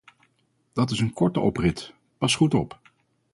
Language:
Dutch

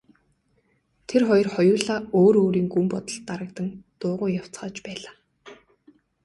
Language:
Mongolian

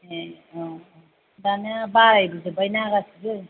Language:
Bodo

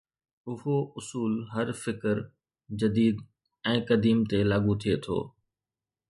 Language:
Sindhi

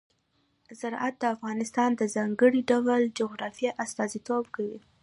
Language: Pashto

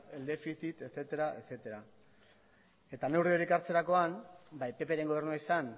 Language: Basque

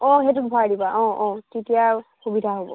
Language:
Assamese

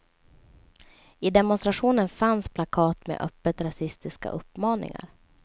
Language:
Swedish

